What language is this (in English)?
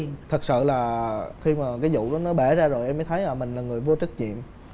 Vietnamese